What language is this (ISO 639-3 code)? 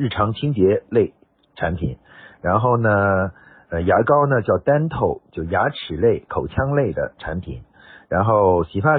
zho